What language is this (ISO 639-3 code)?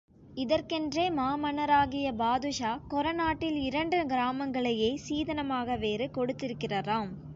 tam